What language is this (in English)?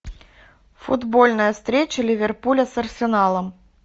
Russian